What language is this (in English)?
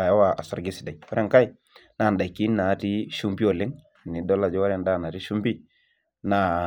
Masai